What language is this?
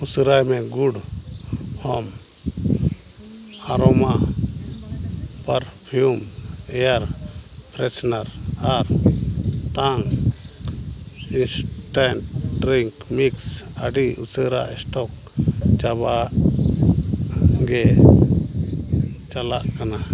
Santali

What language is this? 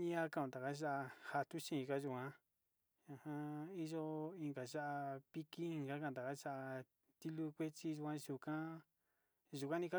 Sinicahua Mixtec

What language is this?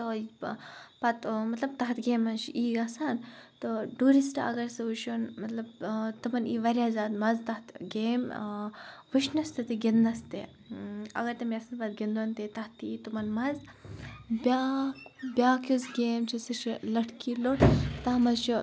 Kashmiri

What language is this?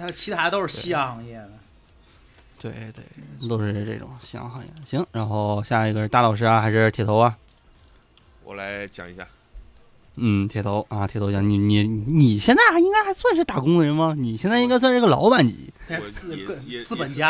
Chinese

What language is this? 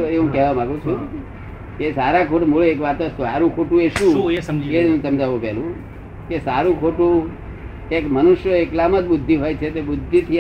Gujarati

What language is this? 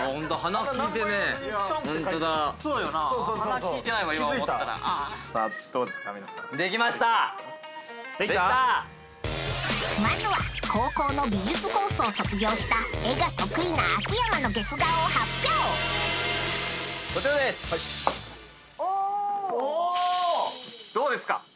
Japanese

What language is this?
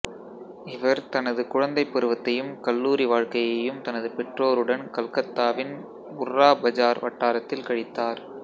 Tamil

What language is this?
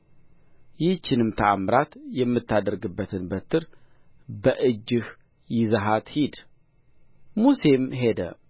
Amharic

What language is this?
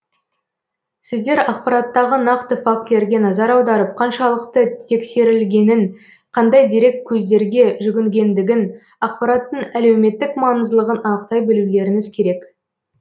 Kazakh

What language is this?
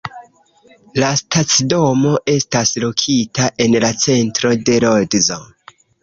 Esperanto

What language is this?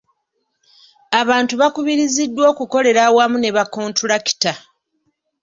Ganda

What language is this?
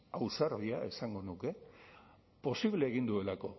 Basque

